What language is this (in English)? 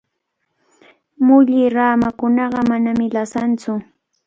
Cajatambo North Lima Quechua